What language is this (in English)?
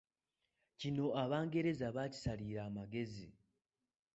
Ganda